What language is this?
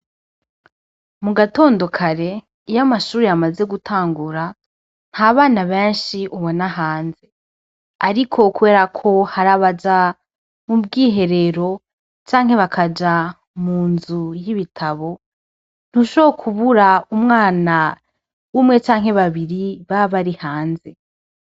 Rundi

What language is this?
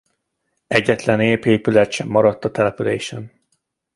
Hungarian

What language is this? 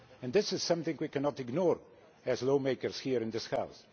English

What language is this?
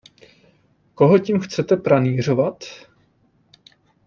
Czech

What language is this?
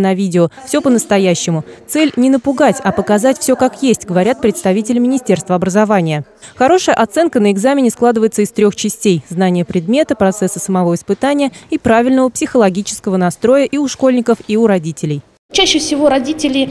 Russian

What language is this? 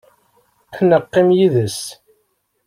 Kabyle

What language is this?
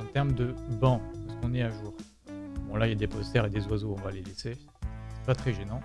French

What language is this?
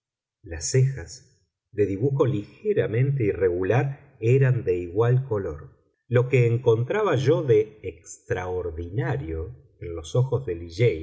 Spanish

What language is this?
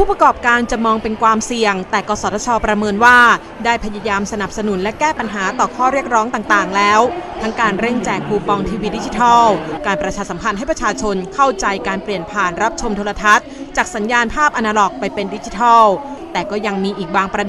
Thai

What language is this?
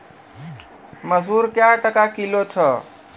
Maithili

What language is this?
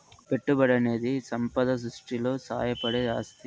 Telugu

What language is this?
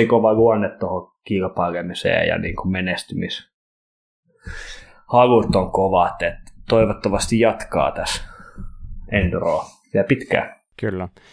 Finnish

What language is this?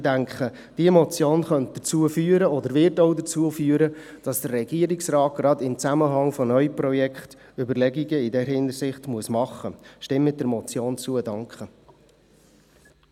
Swiss German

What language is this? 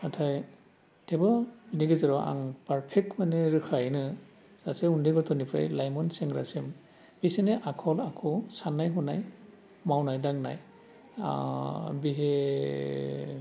Bodo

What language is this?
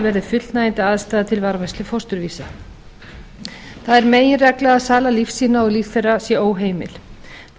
Icelandic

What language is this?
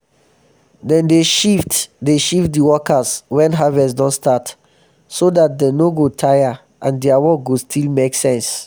Nigerian Pidgin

